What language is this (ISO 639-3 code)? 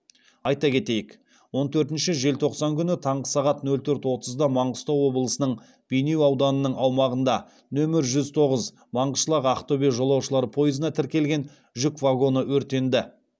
kaz